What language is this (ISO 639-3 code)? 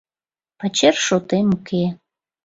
chm